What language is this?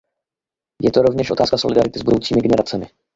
Czech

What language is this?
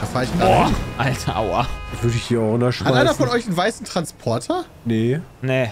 German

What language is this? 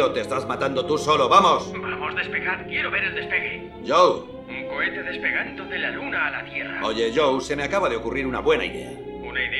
Spanish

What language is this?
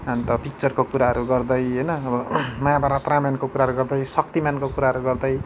Nepali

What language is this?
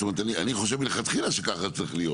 Hebrew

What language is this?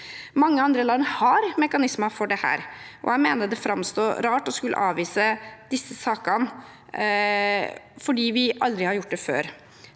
Norwegian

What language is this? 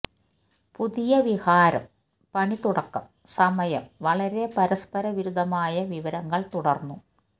Malayalam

